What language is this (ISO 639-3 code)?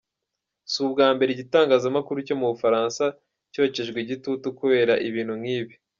kin